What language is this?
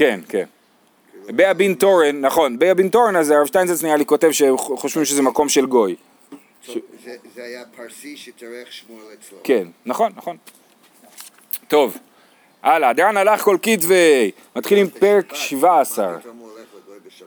Hebrew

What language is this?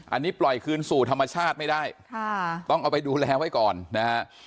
Thai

